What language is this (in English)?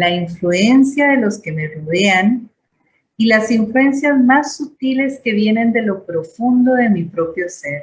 Spanish